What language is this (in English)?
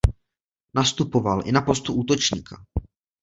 Czech